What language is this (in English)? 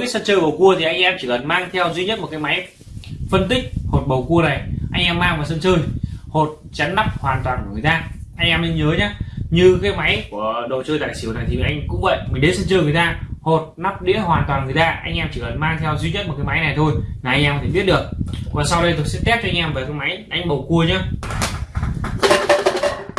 Vietnamese